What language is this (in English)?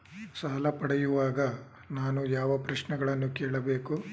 Kannada